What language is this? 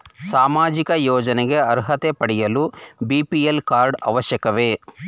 Kannada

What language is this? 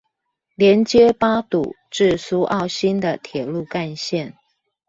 Chinese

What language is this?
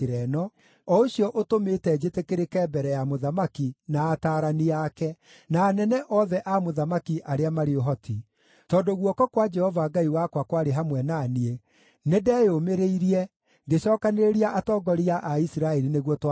Kikuyu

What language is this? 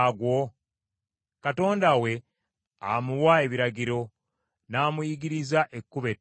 Ganda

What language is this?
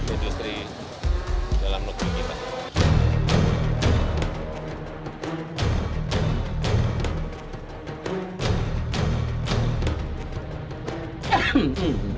Indonesian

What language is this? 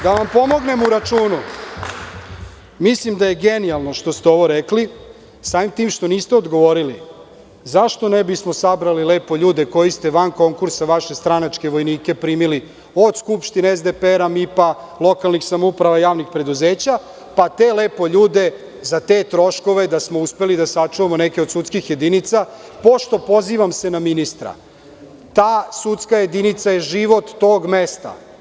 Serbian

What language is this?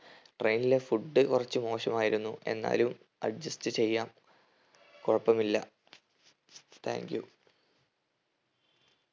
Malayalam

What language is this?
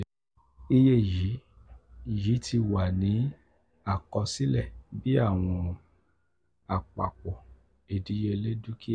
Yoruba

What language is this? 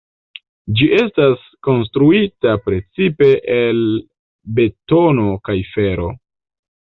Esperanto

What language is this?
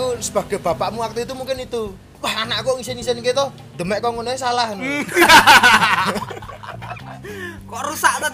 Indonesian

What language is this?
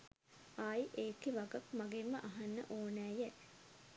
Sinhala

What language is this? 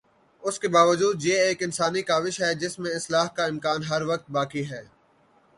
Urdu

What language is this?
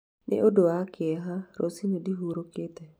Kikuyu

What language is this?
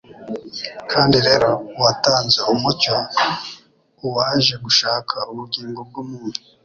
Kinyarwanda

